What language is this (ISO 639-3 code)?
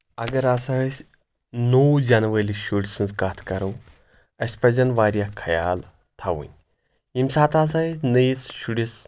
kas